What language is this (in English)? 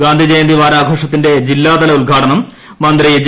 Malayalam